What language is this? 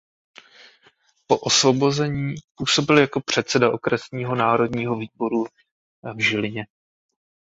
Czech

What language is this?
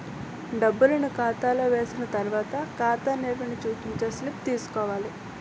Telugu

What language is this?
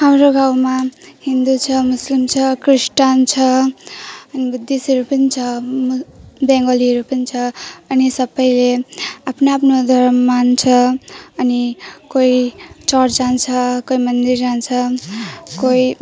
Nepali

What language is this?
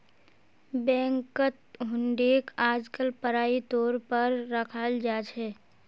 Magahi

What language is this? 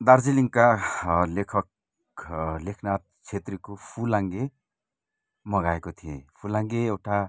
Nepali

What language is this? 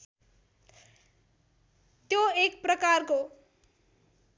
Nepali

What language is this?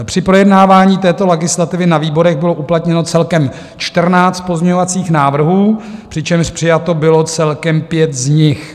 Czech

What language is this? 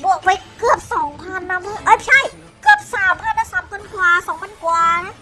Thai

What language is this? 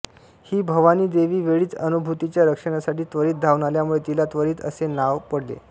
Marathi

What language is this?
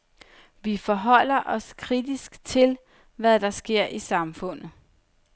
Danish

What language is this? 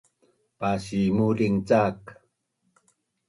Bunun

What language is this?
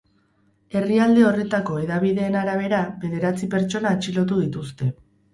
Basque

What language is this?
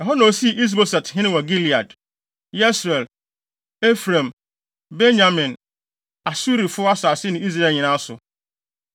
Akan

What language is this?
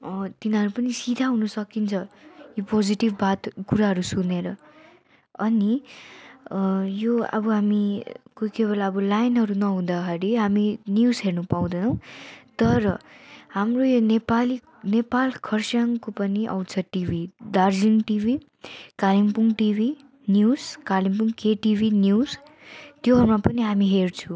Nepali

